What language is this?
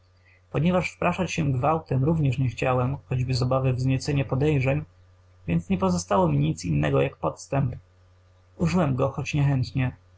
Polish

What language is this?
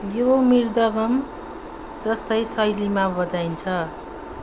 Nepali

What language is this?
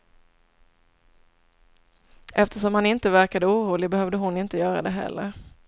Swedish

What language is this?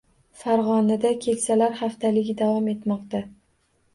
Uzbek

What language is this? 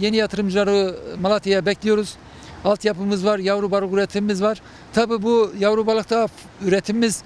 Turkish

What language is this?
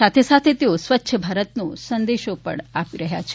Gujarati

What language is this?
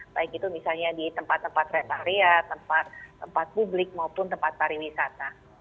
Indonesian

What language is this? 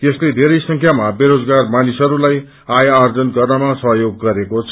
Nepali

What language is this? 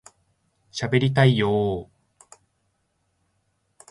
Japanese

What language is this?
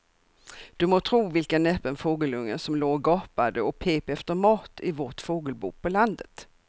Swedish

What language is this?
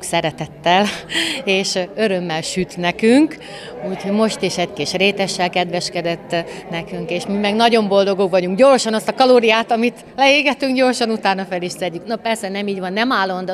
Hungarian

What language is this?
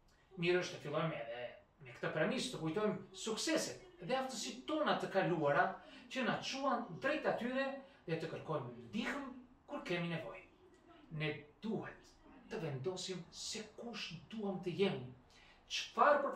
Romanian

